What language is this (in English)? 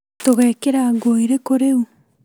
Kikuyu